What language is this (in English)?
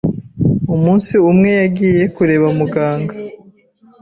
Kinyarwanda